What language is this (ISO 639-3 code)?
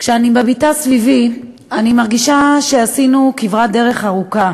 heb